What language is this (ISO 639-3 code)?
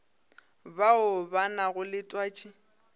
nso